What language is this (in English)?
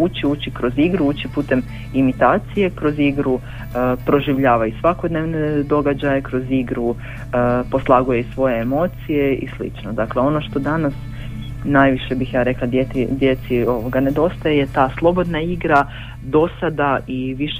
Croatian